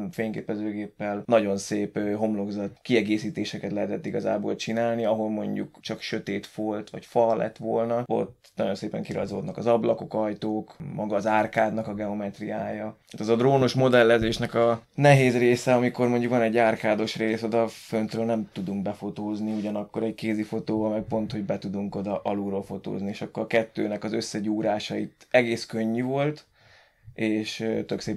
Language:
Hungarian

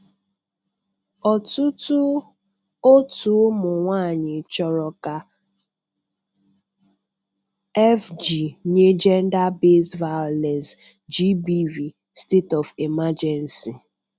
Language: Igbo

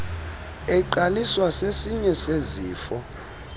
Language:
Xhosa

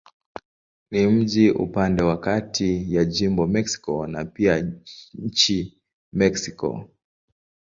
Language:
Swahili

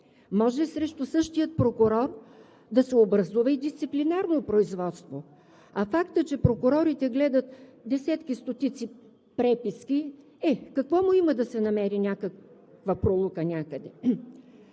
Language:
Bulgarian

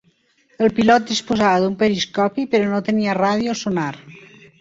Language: Catalan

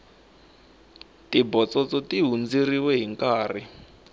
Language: Tsonga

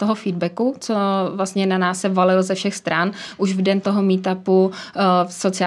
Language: Czech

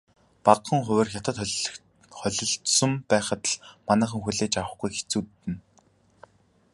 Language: Mongolian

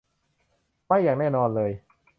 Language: Thai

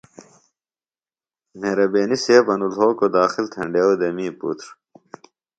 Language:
Phalura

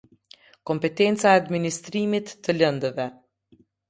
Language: Albanian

